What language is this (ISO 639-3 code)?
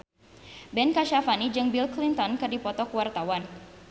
sun